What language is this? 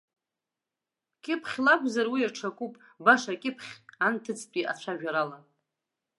Abkhazian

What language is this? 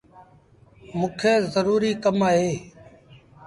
Sindhi Bhil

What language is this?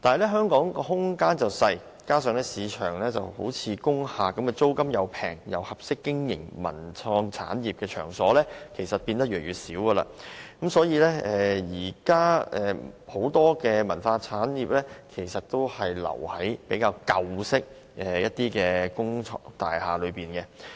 Cantonese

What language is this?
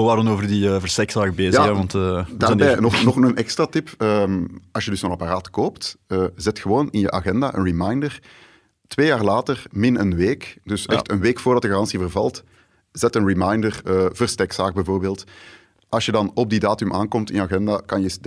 Dutch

